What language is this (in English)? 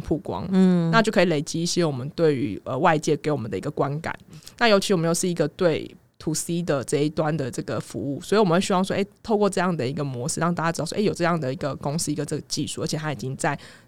Chinese